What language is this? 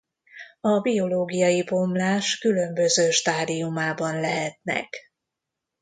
Hungarian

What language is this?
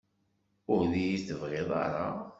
Kabyle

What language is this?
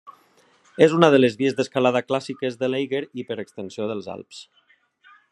Catalan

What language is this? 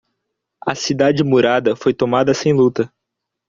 Portuguese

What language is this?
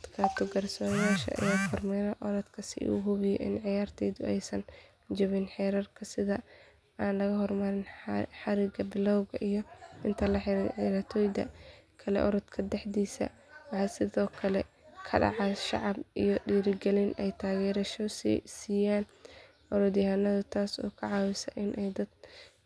Somali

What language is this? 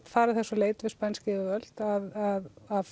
Icelandic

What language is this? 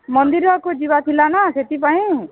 Odia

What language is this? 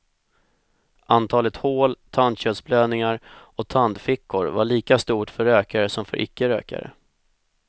Swedish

